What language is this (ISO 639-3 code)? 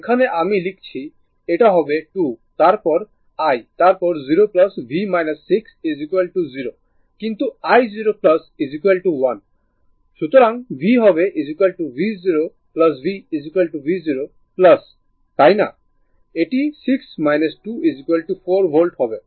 ben